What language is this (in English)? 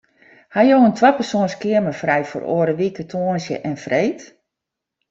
Western Frisian